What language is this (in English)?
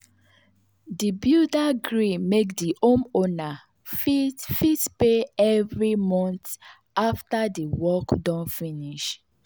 Nigerian Pidgin